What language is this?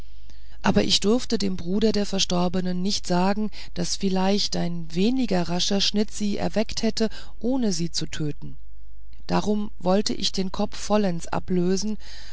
German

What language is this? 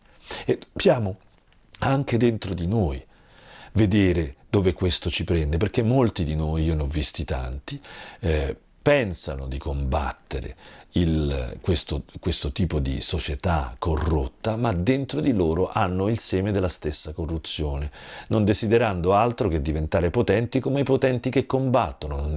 Italian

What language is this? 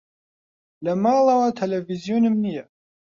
Central Kurdish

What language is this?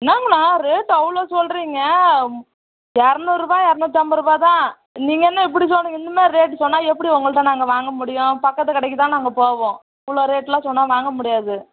Tamil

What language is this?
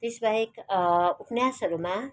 Nepali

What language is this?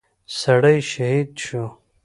Pashto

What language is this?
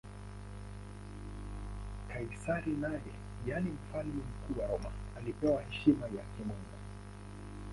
Swahili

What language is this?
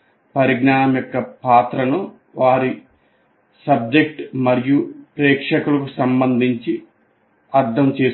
Telugu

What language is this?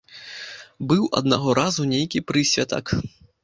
Belarusian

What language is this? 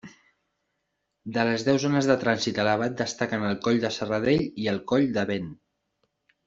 Catalan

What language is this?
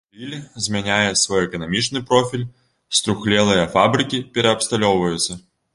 Belarusian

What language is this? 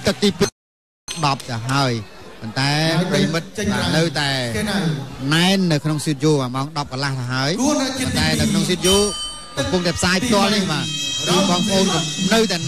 Thai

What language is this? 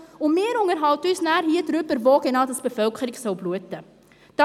Swiss German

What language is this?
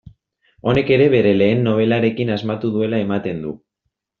Basque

